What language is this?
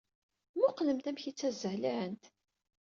Kabyle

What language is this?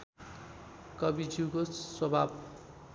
Nepali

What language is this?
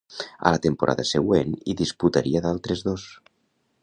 Catalan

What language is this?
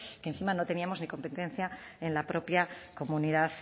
Spanish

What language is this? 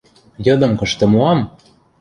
Western Mari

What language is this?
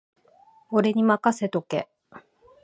Japanese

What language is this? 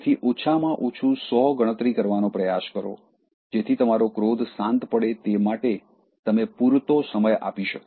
Gujarati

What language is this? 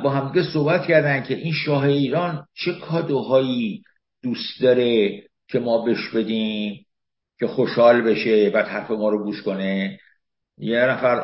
Persian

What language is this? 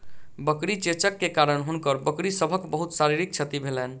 Maithili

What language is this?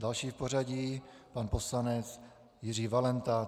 Czech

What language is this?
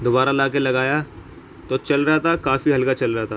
Urdu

